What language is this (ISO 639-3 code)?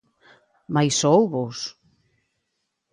glg